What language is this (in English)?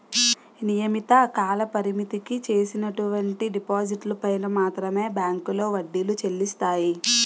Telugu